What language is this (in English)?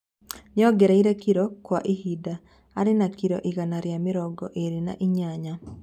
Kikuyu